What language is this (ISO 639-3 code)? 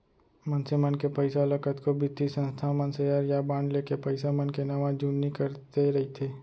hne